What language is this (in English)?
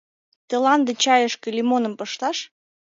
Mari